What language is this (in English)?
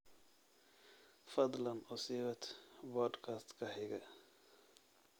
Somali